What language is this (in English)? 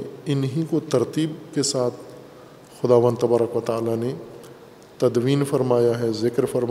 Urdu